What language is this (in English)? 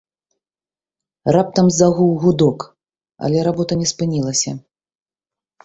Belarusian